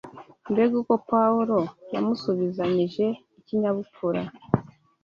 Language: Kinyarwanda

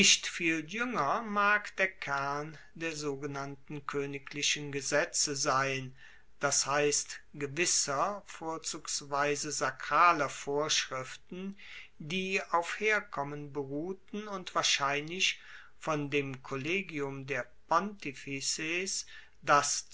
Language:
German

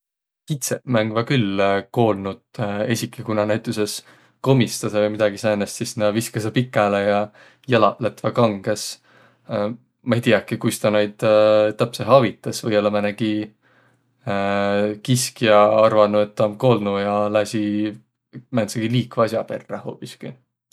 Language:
Võro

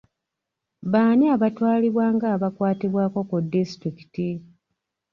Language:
Ganda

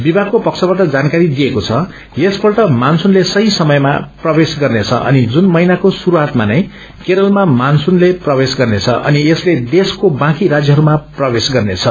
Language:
Nepali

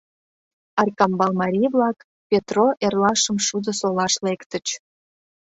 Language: Mari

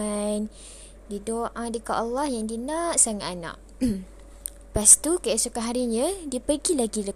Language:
Malay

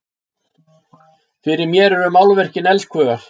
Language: Icelandic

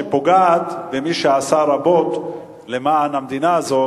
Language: Hebrew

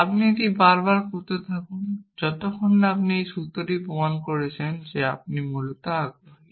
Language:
Bangla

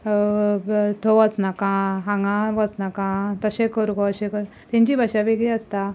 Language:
Konkani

